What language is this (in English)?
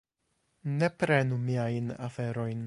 Esperanto